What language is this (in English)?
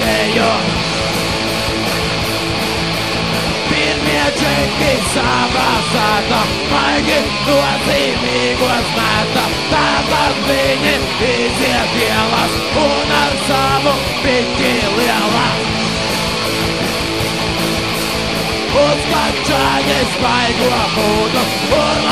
Czech